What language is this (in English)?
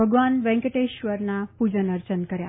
Gujarati